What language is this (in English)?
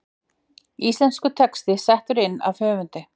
Icelandic